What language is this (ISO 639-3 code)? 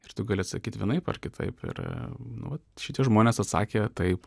lit